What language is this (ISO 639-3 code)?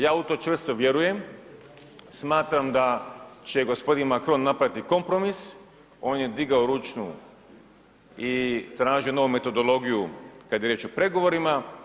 hrv